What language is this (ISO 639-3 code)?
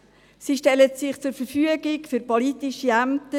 gsw